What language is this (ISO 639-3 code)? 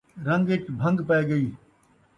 skr